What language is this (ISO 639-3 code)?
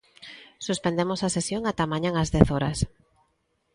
glg